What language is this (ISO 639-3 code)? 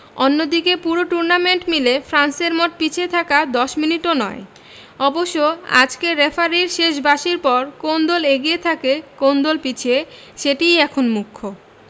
ben